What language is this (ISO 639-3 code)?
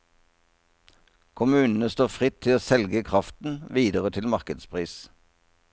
nor